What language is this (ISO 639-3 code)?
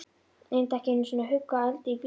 isl